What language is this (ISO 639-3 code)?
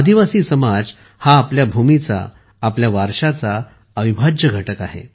mar